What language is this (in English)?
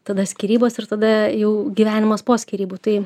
Lithuanian